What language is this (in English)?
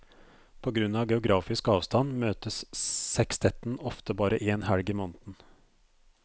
Norwegian